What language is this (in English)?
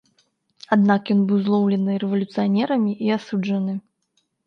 Belarusian